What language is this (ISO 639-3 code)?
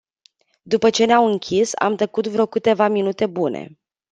ron